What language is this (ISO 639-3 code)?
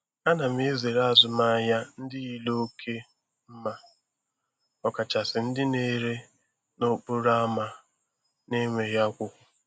ibo